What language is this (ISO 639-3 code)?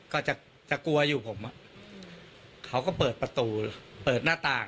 tha